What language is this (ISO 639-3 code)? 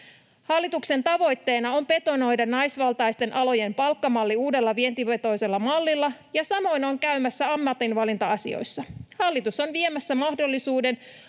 fin